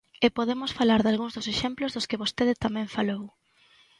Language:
Galician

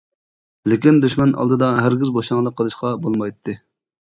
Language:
Uyghur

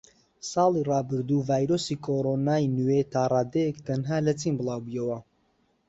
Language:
Central Kurdish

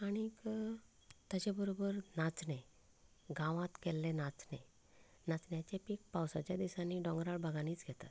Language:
Konkani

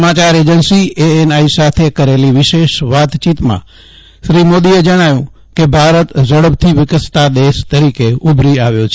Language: Gujarati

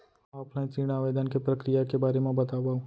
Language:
Chhattisgarhi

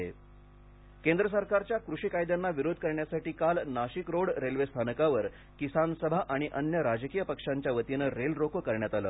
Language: Marathi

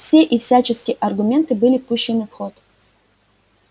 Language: Russian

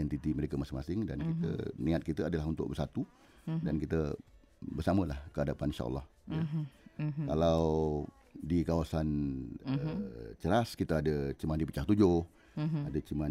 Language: Malay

